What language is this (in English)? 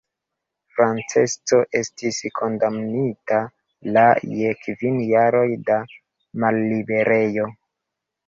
Esperanto